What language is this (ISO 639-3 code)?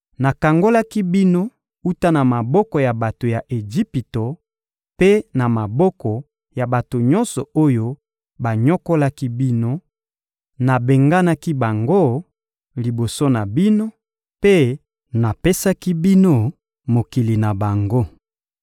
lin